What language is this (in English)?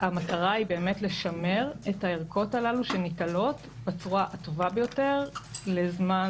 Hebrew